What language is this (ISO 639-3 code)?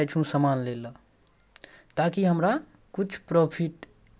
mai